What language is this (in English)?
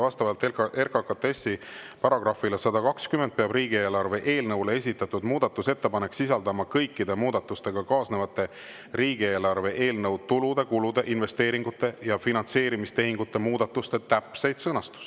Estonian